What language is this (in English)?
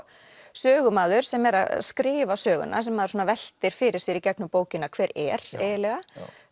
Icelandic